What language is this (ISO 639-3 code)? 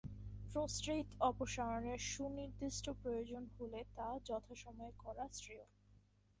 ben